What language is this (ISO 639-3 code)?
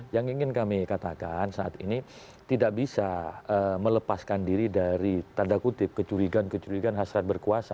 ind